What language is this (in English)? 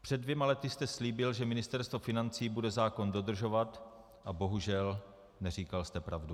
Czech